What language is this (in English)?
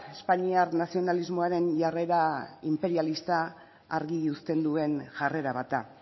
Basque